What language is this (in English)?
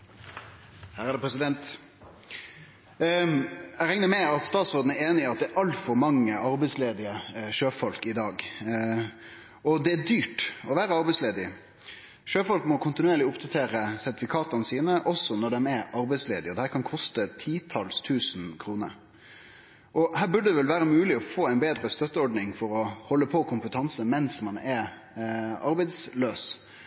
Norwegian Nynorsk